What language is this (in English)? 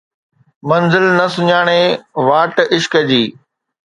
Sindhi